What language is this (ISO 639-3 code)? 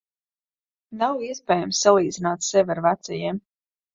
lav